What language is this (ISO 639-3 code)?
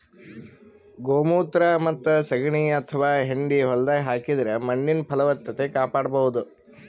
kan